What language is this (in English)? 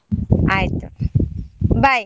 Kannada